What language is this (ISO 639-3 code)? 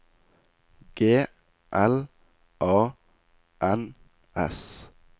nor